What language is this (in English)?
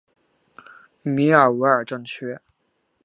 Chinese